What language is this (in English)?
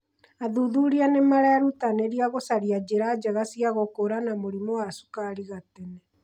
Kikuyu